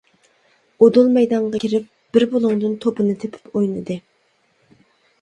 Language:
Uyghur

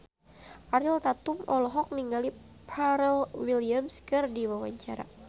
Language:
Sundanese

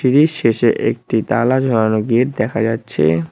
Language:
Bangla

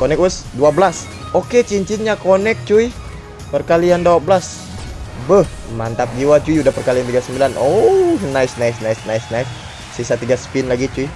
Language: Indonesian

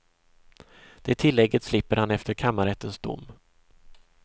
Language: Swedish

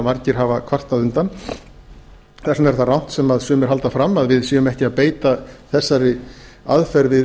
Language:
Icelandic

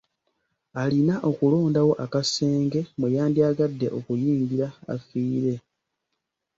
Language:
Ganda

